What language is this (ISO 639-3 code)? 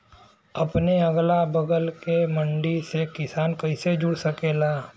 bho